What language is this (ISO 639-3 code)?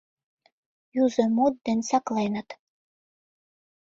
chm